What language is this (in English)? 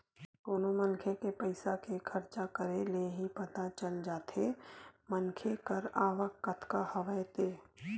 Chhattisgarhi